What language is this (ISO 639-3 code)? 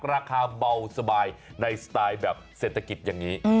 tha